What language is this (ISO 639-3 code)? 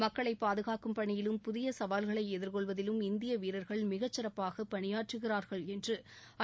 tam